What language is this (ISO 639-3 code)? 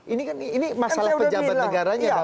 ind